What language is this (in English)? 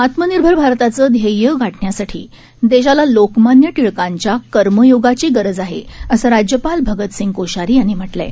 Marathi